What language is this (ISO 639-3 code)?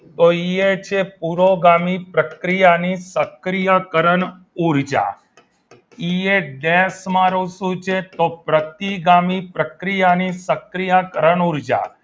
guj